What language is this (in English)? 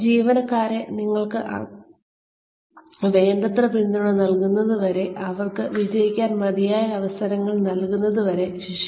Malayalam